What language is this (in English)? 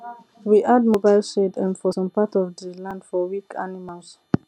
Nigerian Pidgin